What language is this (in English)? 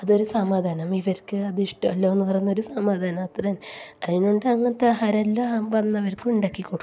Malayalam